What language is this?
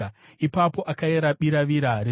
Shona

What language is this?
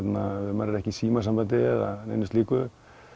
Icelandic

